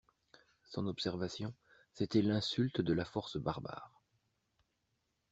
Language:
French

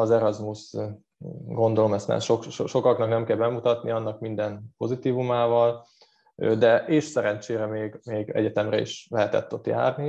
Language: Hungarian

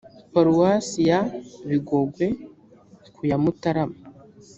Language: Kinyarwanda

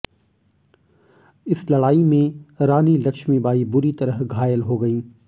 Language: Hindi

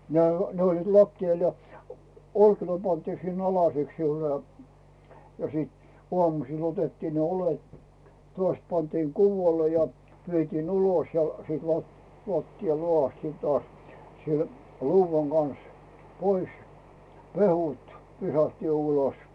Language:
Finnish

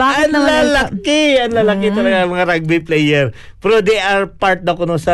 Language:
Filipino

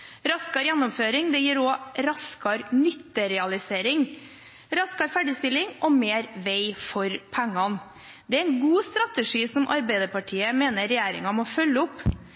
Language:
Norwegian Bokmål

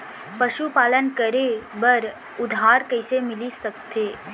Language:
Chhattisgarhi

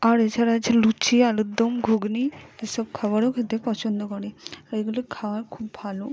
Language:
Bangla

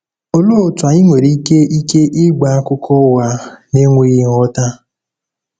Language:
Igbo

